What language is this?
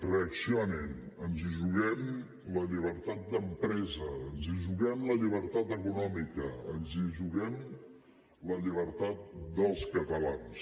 Catalan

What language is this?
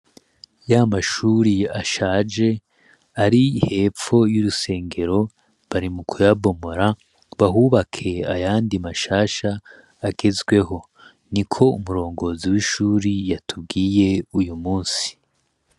Rundi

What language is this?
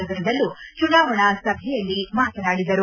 Kannada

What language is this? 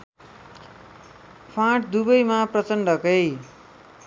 Nepali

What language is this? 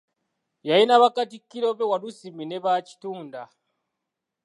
Ganda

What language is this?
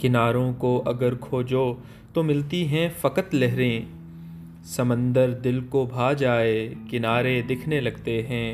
Urdu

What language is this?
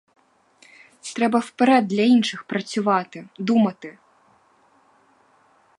Ukrainian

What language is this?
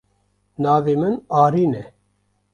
Kurdish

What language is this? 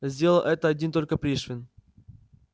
Russian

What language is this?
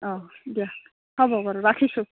Assamese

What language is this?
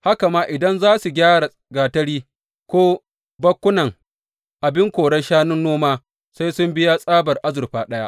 Hausa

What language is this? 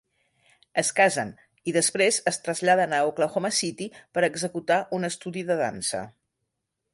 Catalan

